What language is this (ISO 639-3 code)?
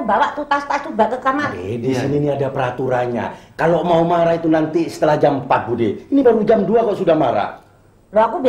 ind